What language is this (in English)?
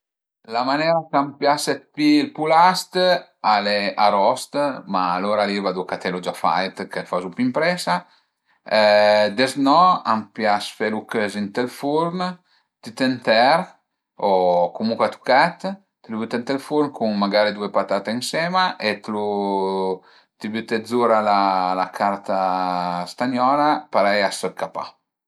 Piedmontese